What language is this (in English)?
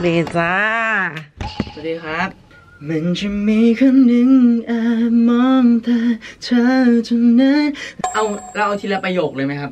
Thai